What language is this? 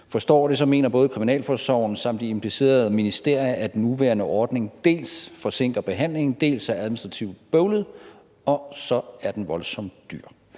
Danish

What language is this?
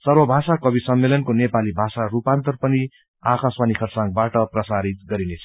Nepali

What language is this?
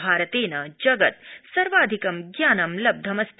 Sanskrit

